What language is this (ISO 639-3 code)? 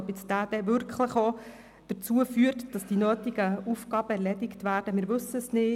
gsw